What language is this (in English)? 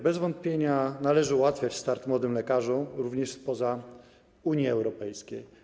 Polish